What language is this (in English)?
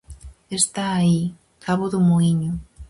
Galician